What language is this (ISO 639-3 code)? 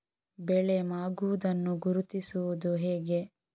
kan